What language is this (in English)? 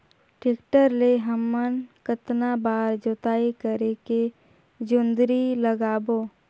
Chhattisgarhi